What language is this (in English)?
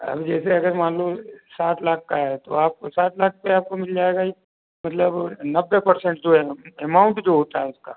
Hindi